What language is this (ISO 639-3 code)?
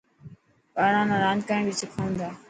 mki